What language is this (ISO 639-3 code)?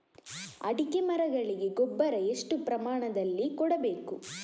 kan